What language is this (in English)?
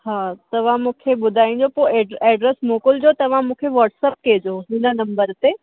Sindhi